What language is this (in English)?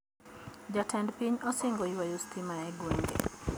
Luo (Kenya and Tanzania)